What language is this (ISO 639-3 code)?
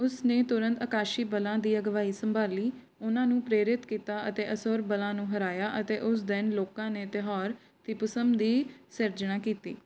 pan